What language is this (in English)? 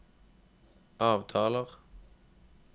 Norwegian